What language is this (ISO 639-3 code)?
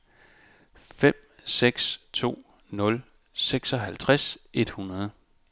dan